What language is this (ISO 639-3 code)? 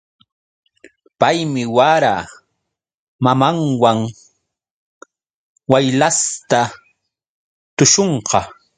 qux